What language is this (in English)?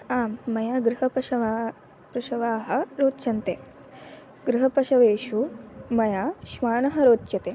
Sanskrit